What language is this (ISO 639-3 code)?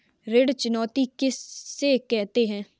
hin